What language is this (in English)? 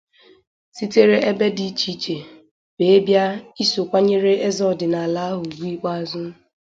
Igbo